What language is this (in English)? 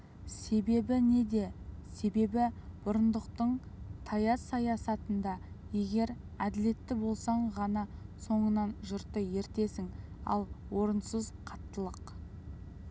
Kazakh